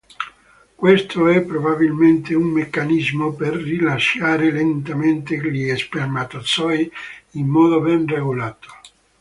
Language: Italian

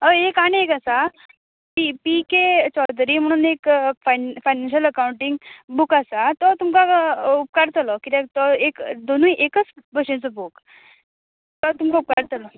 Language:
Konkani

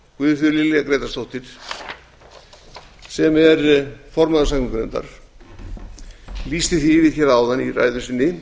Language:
Icelandic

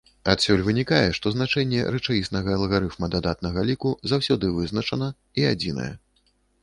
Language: Belarusian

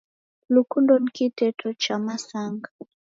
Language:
Taita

